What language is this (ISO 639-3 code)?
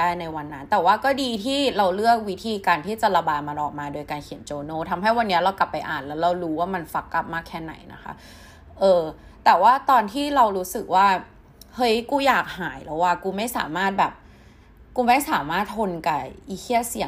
tha